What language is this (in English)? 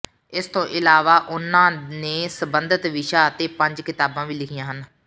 Punjabi